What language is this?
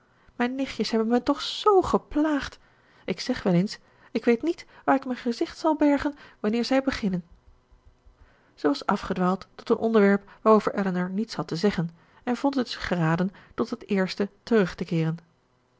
Dutch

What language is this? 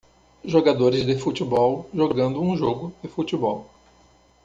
Portuguese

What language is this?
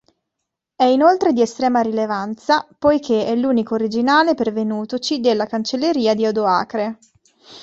Italian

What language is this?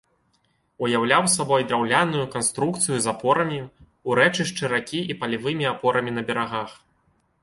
Belarusian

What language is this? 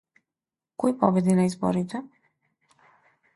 Macedonian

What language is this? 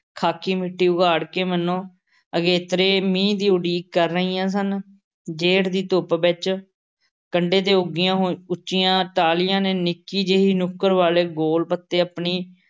Punjabi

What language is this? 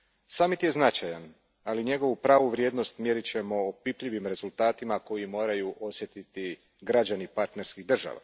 Croatian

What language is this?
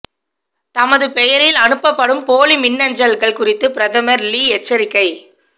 Tamil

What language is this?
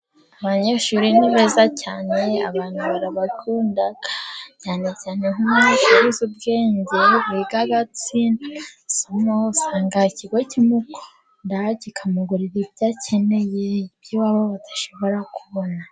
Kinyarwanda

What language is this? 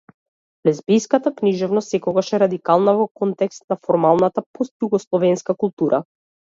Macedonian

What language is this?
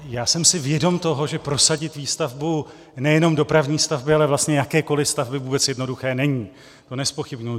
Czech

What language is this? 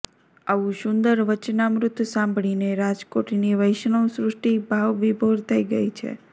Gujarati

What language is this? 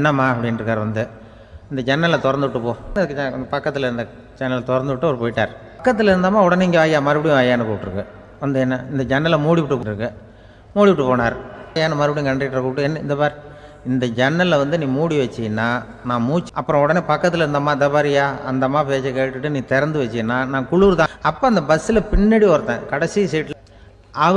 Tamil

